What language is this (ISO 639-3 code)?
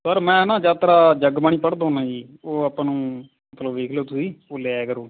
pan